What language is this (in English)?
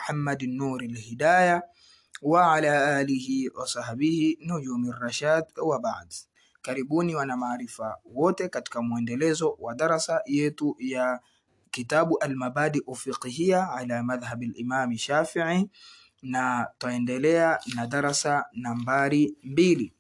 Swahili